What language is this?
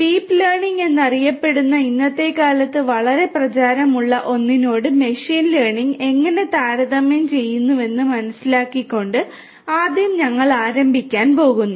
Malayalam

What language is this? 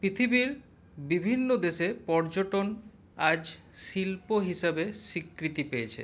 Bangla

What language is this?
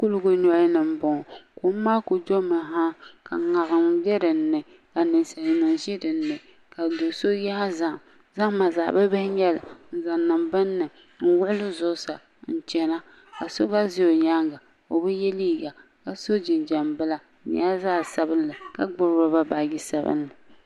Dagbani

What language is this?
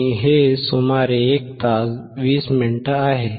Marathi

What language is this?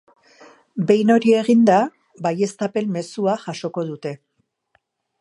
Basque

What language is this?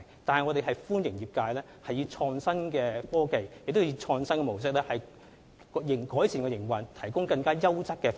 Cantonese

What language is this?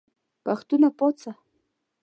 Pashto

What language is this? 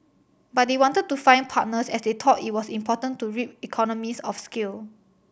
English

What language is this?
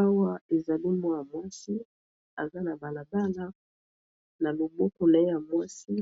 Lingala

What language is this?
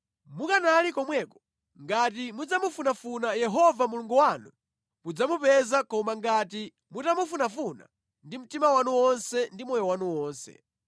Nyanja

